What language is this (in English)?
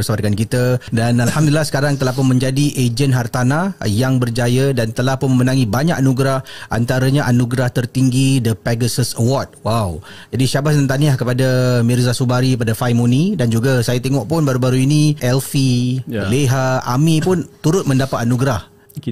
Malay